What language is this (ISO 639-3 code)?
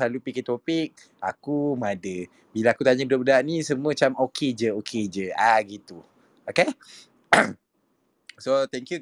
msa